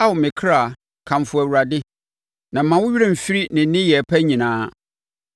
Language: Akan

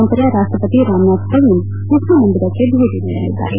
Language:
Kannada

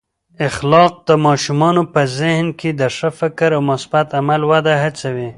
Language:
Pashto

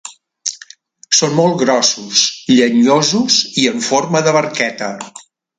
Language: Catalan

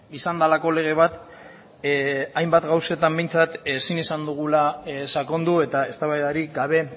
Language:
Basque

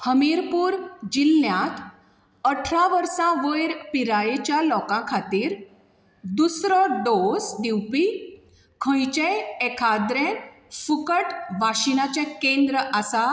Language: Konkani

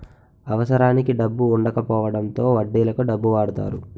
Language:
Telugu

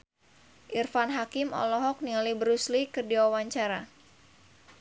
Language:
Sundanese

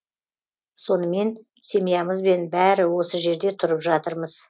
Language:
Kazakh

